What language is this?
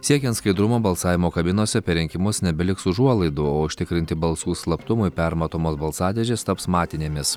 Lithuanian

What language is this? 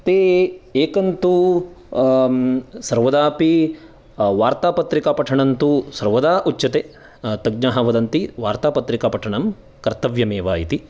Sanskrit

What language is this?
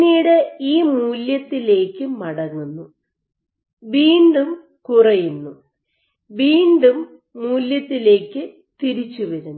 Malayalam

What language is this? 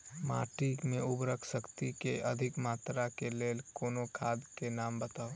Maithili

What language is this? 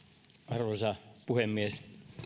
Finnish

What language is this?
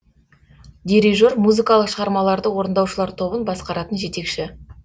Kazakh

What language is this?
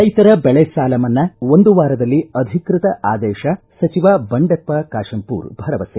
Kannada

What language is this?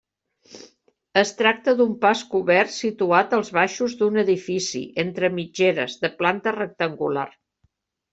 Catalan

